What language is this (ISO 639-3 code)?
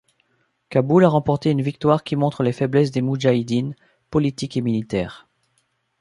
fra